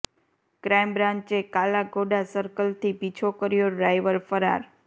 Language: Gujarati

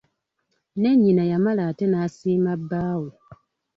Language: Ganda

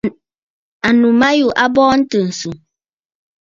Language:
Bafut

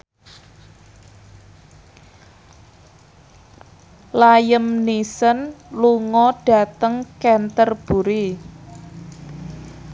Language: Javanese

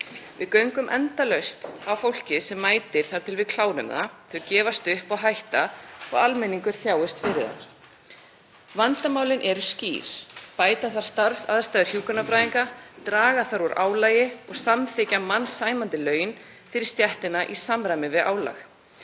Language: Icelandic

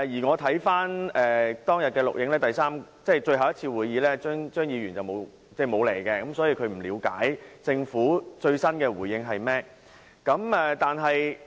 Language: Cantonese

